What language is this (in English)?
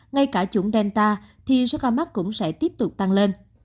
Vietnamese